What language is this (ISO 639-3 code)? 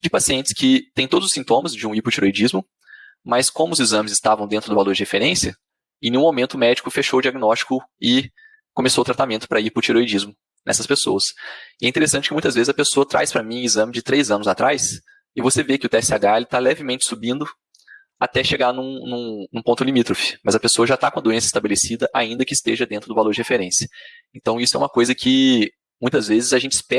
por